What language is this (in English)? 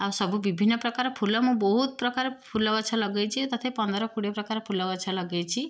Odia